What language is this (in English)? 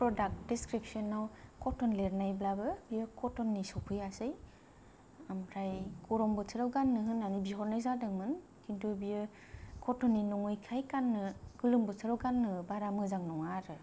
Bodo